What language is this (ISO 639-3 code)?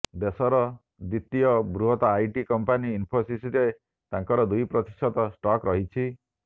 ori